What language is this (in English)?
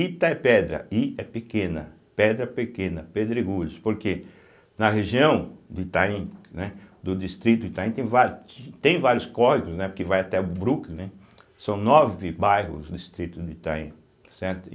Portuguese